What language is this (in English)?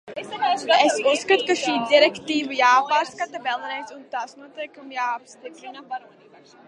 Latvian